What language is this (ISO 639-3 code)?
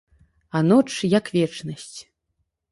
bel